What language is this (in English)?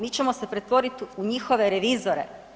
Croatian